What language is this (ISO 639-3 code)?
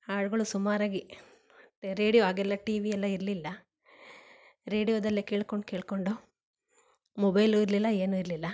kan